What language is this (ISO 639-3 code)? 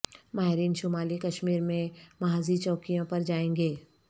urd